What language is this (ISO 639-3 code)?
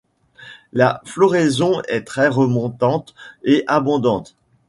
fra